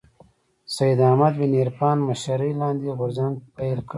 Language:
Pashto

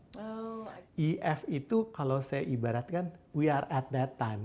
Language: Indonesian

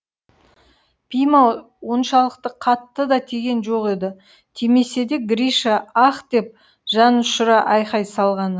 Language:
Kazakh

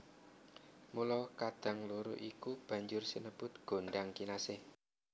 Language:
Javanese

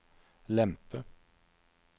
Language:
Norwegian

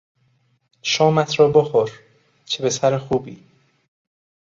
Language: Persian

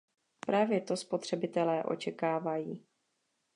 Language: Czech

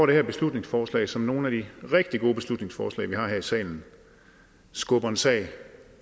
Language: Danish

